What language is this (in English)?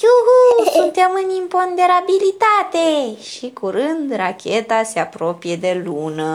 Romanian